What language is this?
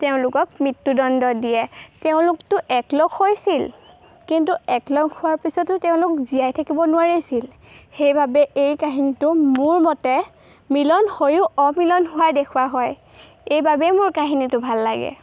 Assamese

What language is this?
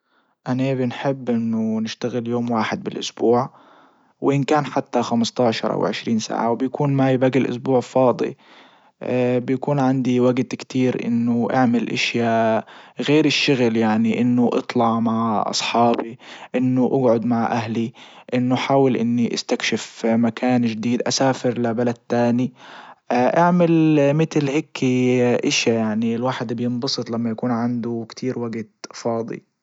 Libyan Arabic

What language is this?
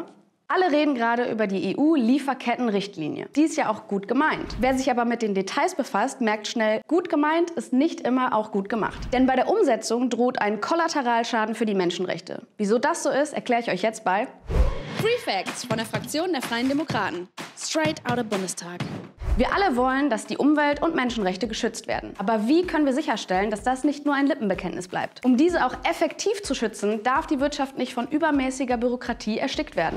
German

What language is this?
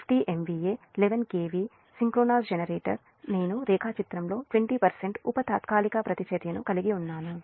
Telugu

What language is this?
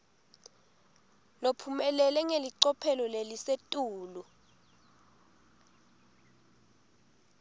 Swati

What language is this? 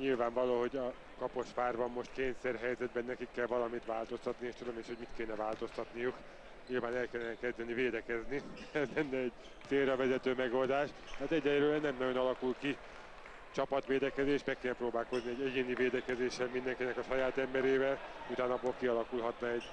Hungarian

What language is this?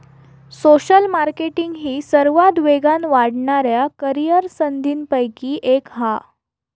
Marathi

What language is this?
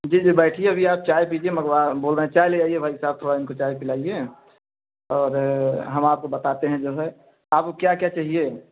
Hindi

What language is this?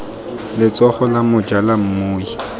Tswana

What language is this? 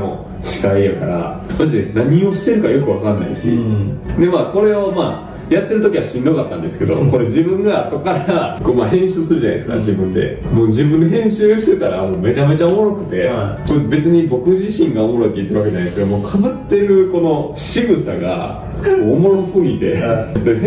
Japanese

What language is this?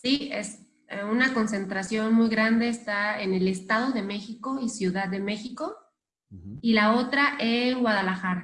Spanish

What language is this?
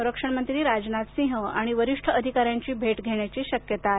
Marathi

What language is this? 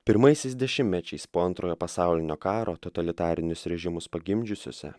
Lithuanian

